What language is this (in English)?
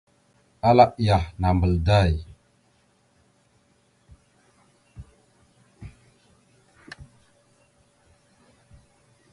Mada (Cameroon)